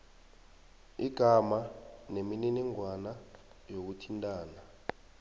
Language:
South Ndebele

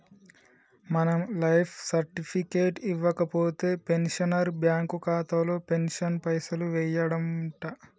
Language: Telugu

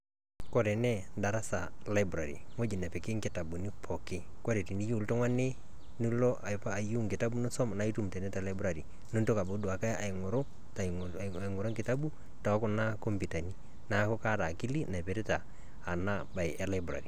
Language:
Masai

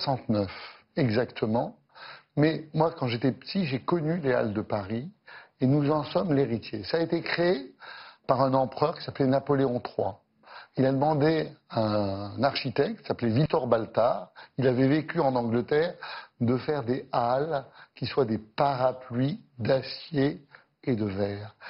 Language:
French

